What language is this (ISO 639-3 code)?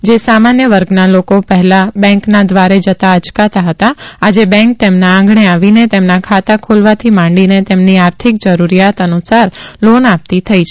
guj